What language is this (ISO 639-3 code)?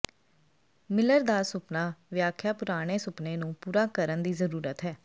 pan